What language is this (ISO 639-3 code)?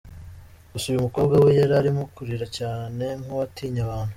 kin